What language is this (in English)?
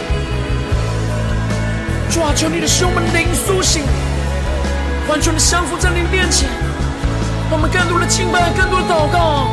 Chinese